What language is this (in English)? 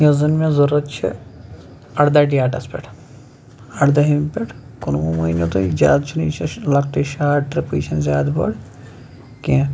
Kashmiri